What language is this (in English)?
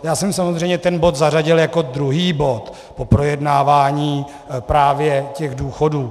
Czech